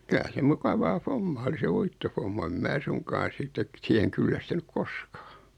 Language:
Finnish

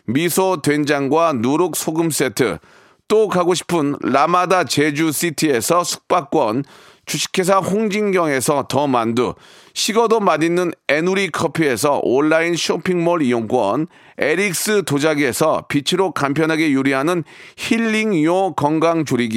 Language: Korean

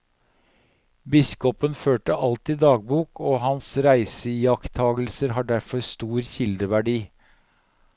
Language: Norwegian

